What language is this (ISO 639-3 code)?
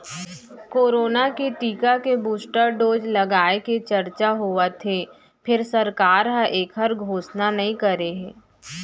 hne